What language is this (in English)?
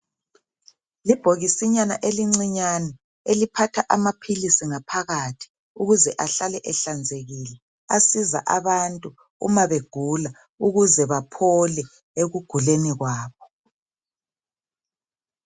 North Ndebele